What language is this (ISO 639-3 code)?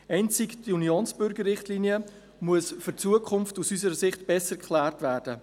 gsw